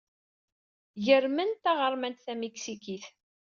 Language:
Kabyle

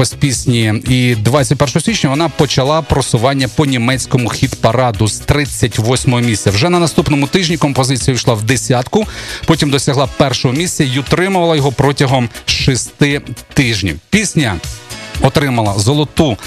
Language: Ukrainian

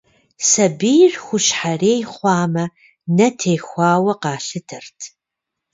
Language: Kabardian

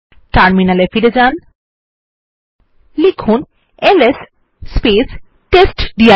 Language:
Bangla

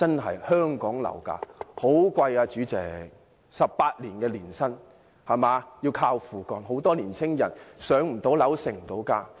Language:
Cantonese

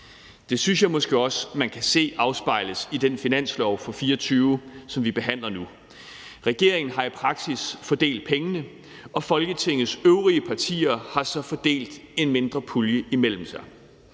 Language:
Danish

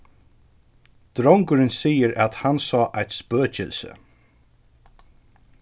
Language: Faroese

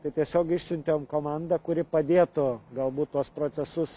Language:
Lithuanian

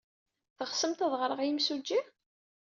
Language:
Kabyle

